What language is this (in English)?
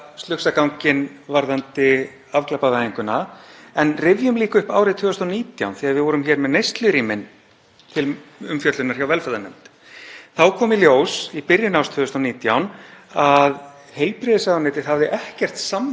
Icelandic